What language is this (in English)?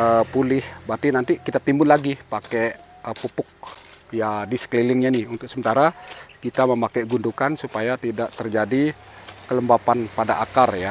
Indonesian